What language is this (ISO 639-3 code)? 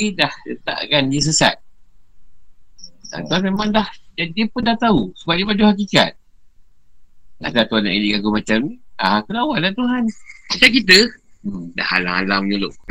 msa